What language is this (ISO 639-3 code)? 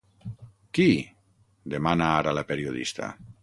cat